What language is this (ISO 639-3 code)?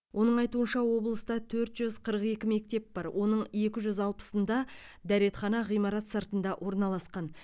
kaz